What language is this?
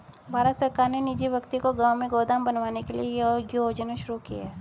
Hindi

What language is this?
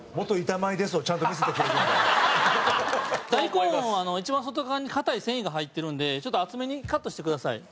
Japanese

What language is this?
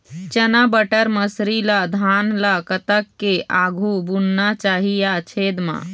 Chhattisgarhi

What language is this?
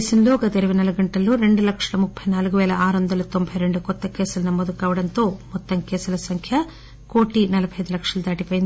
Telugu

